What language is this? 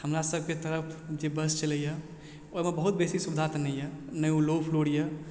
Maithili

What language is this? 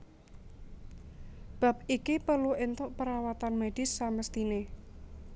Javanese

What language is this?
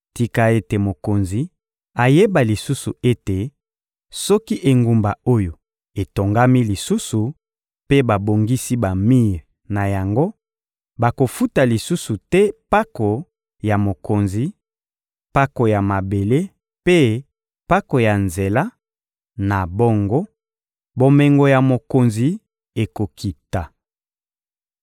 Lingala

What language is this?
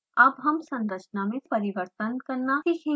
Hindi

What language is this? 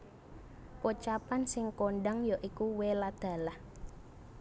Javanese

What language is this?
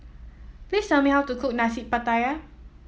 English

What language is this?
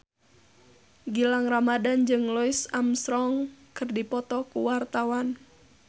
Sundanese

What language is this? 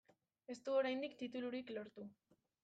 Basque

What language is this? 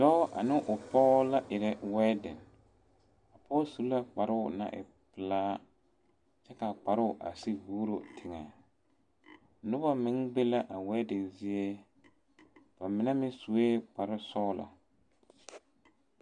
Southern Dagaare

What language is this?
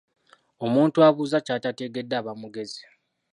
Ganda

